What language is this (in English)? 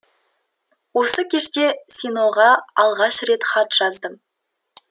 Kazakh